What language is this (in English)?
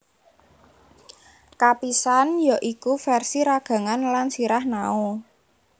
Javanese